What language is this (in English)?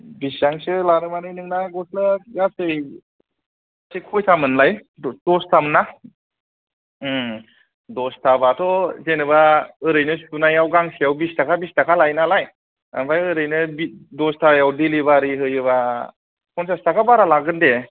Bodo